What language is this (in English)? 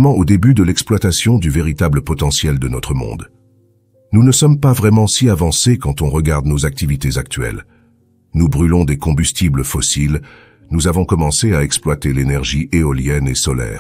French